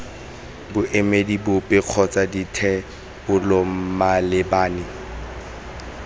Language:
Tswana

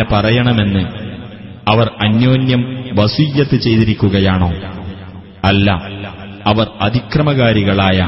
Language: Malayalam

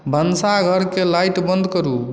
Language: Maithili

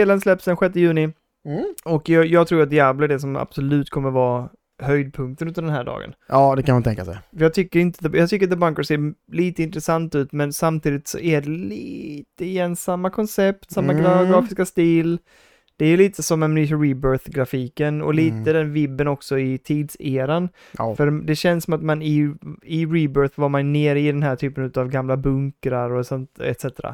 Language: Swedish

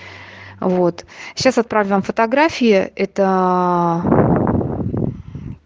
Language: Russian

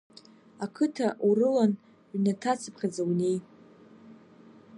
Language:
Abkhazian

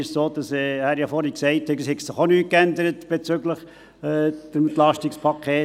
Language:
Swiss German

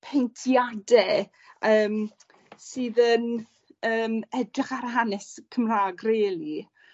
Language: Welsh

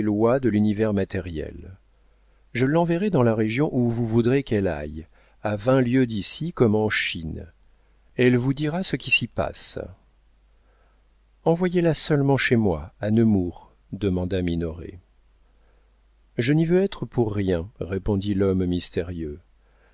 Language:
French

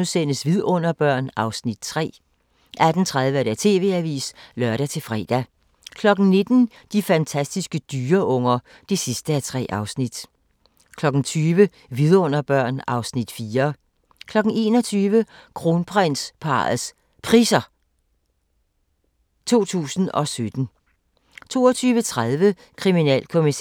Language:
Danish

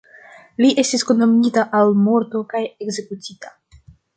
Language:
Esperanto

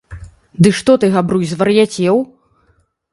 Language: Belarusian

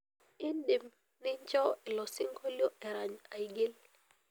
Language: Masai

